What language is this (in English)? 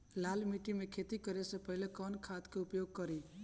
Bhojpuri